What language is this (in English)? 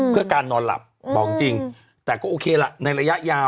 Thai